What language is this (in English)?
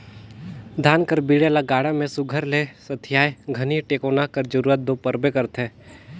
Chhattisgarhi